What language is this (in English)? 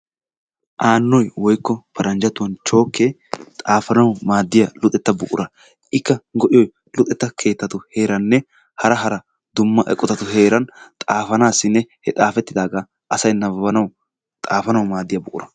Wolaytta